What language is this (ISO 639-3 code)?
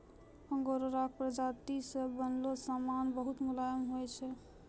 mai